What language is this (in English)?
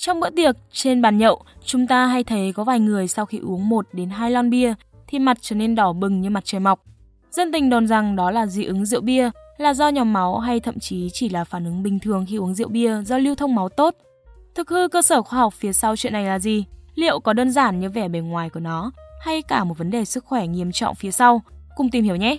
Vietnamese